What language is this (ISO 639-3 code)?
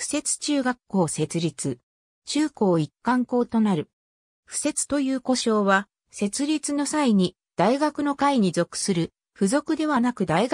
jpn